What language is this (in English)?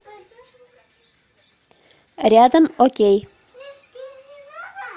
Russian